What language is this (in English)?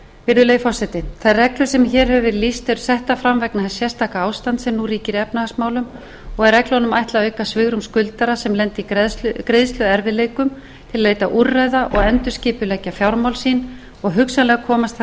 Icelandic